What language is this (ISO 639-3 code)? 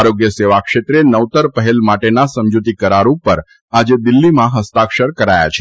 guj